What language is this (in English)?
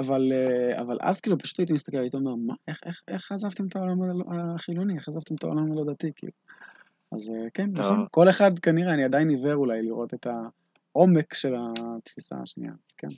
Hebrew